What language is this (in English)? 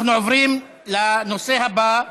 Hebrew